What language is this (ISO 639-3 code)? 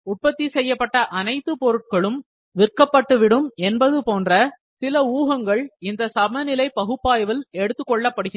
tam